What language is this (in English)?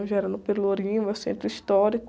Portuguese